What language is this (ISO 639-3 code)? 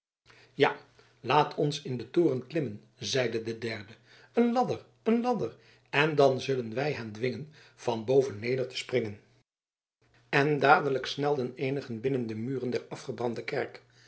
nld